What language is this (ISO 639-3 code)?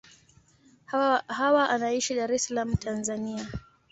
swa